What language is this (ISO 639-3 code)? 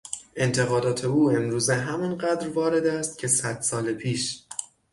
fas